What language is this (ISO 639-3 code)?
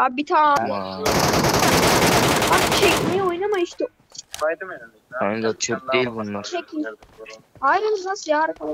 tur